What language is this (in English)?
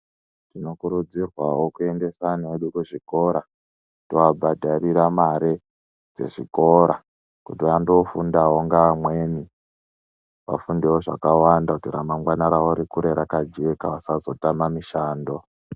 Ndau